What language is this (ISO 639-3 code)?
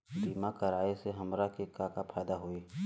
bho